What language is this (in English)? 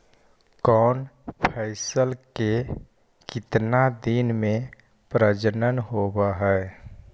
Magahi